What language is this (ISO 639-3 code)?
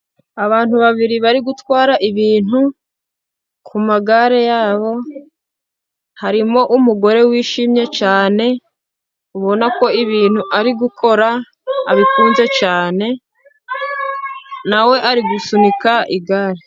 kin